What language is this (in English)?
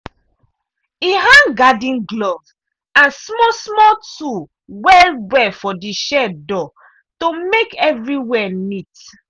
Nigerian Pidgin